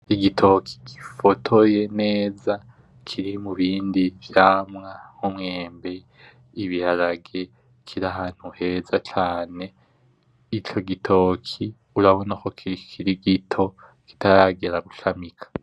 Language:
Rundi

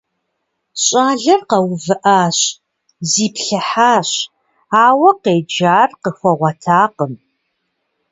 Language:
Kabardian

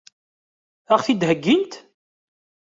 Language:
Kabyle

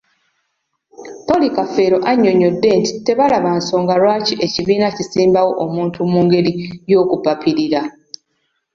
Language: Ganda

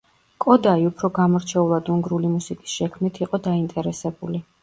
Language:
Georgian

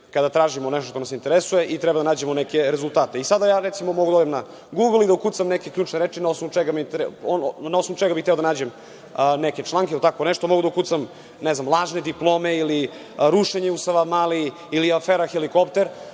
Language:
Serbian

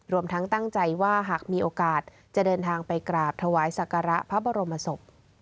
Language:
Thai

